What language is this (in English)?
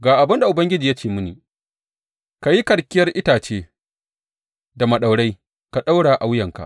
Hausa